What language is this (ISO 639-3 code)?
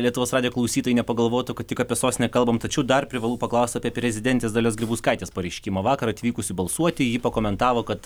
lit